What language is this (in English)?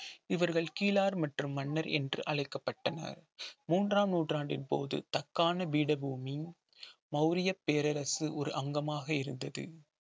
Tamil